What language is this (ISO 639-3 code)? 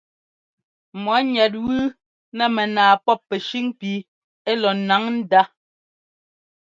jgo